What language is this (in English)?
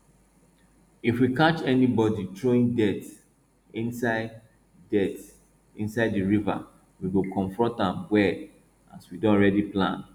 Nigerian Pidgin